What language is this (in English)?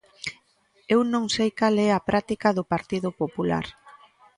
Galician